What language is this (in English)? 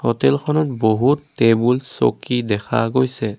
Assamese